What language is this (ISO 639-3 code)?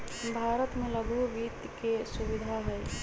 mag